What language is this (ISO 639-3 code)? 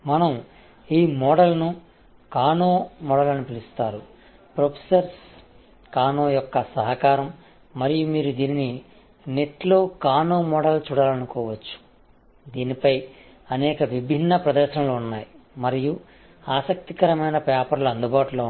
tel